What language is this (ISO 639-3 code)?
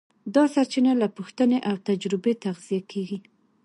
pus